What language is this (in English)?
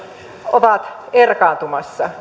Finnish